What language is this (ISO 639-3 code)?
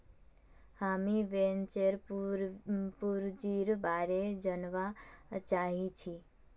mag